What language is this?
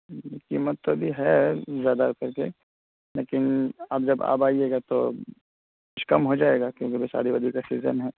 Urdu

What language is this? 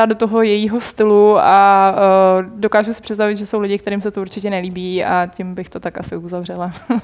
Czech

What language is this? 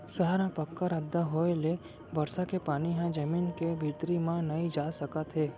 Chhattisgarhi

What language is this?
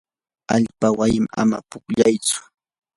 Yanahuanca Pasco Quechua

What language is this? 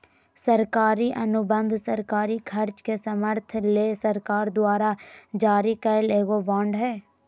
Magahi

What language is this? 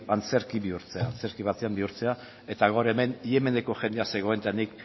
Basque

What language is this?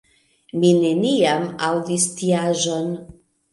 Esperanto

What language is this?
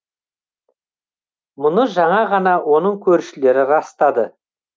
Kazakh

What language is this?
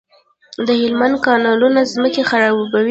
Pashto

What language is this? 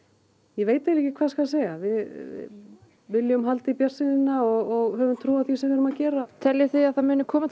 Icelandic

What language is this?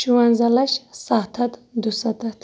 Kashmiri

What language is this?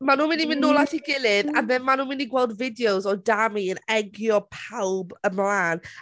Welsh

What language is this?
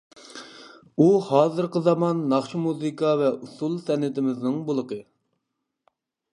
Uyghur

